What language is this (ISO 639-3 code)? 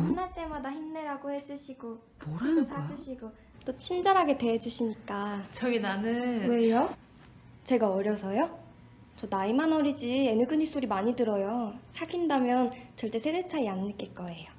kor